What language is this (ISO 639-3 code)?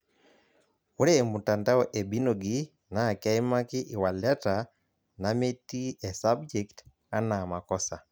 mas